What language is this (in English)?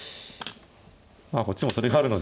Japanese